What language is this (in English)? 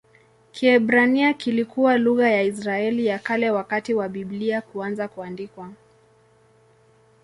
Swahili